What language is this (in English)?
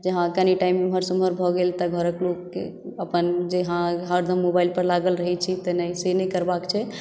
Maithili